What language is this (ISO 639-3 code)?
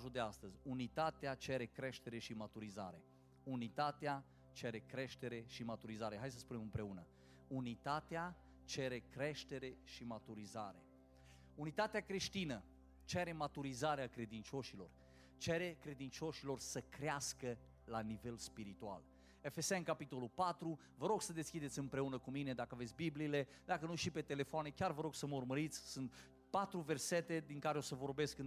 ron